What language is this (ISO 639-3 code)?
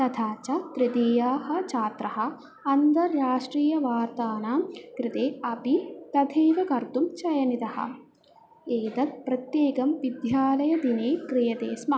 san